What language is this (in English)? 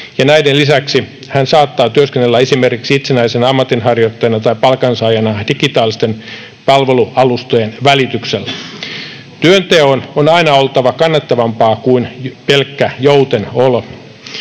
Finnish